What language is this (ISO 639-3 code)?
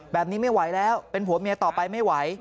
tha